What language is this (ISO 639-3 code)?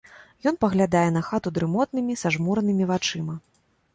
bel